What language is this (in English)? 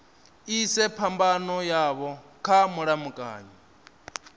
Venda